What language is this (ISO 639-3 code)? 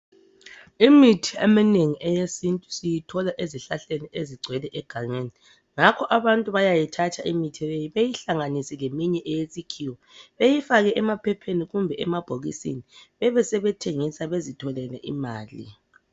nde